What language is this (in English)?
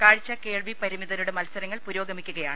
Malayalam